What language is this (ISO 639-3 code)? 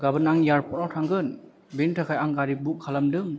brx